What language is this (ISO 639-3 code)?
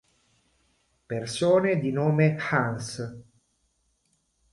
ita